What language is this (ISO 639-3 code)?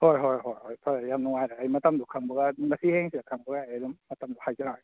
mni